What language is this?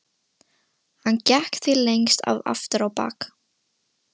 Icelandic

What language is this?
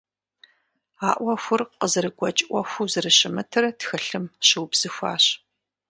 Kabardian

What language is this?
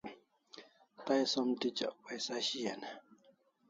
Kalasha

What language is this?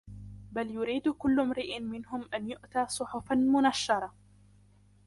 Arabic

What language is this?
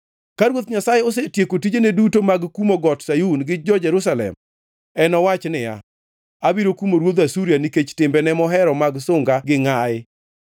Luo (Kenya and Tanzania)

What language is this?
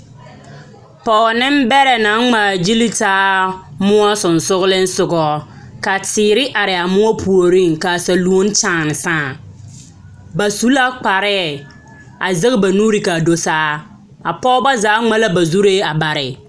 Southern Dagaare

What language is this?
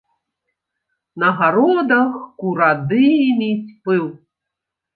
Belarusian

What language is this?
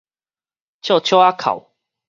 Min Nan Chinese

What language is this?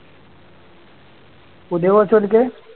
Malayalam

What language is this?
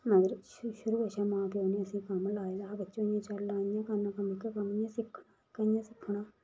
Dogri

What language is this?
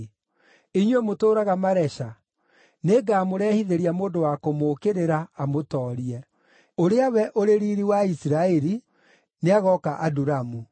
Kikuyu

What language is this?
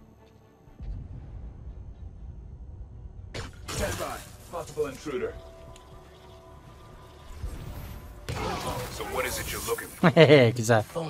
Turkish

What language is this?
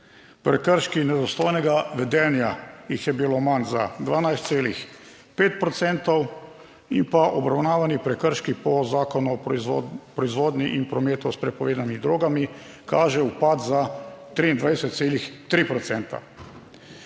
Slovenian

